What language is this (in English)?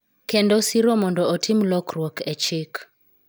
Luo (Kenya and Tanzania)